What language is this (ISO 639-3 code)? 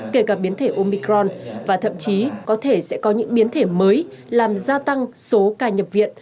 vie